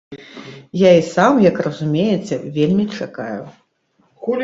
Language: Belarusian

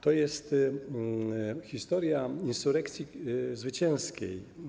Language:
Polish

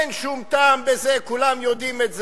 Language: Hebrew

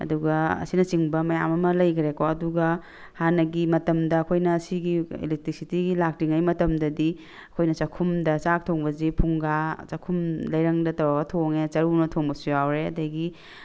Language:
Manipuri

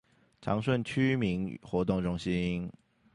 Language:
Chinese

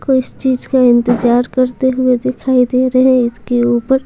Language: Hindi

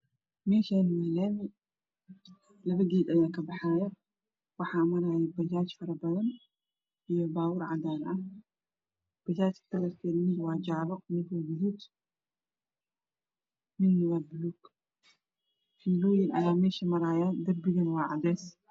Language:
Somali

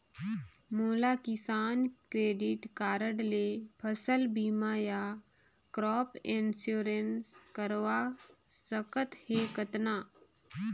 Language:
Chhattisgarhi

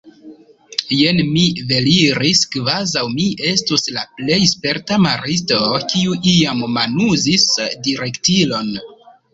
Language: Esperanto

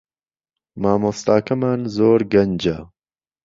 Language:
Central Kurdish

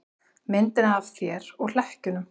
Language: Icelandic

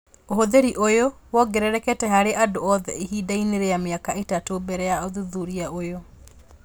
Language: Kikuyu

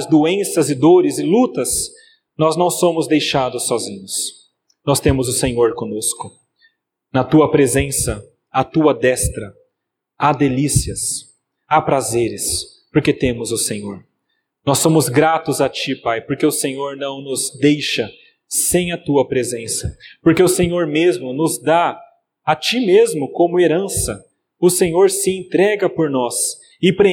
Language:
Portuguese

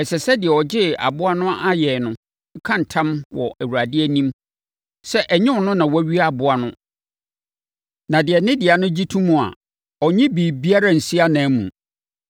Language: Akan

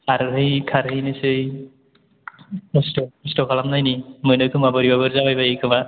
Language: Bodo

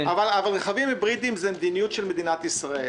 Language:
Hebrew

